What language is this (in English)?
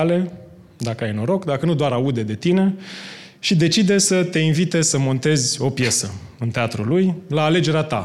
Romanian